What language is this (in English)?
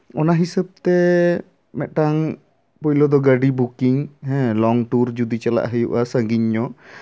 Santali